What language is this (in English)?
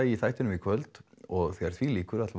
Icelandic